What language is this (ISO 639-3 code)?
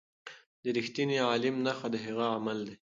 pus